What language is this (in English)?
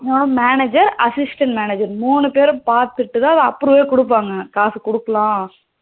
Tamil